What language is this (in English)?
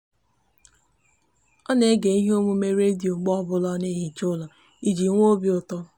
Igbo